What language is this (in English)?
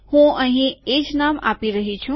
Gujarati